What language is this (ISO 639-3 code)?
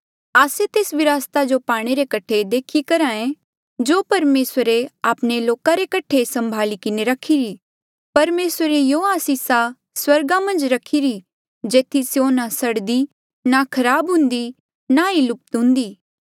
mjl